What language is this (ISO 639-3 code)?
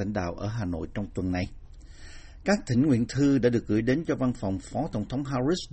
vie